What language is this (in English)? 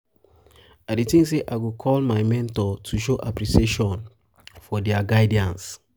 Nigerian Pidgin